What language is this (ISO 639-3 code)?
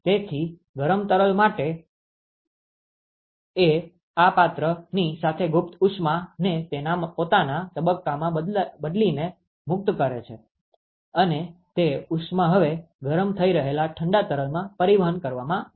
guj